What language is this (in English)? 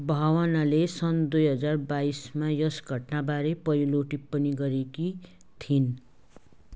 Nepali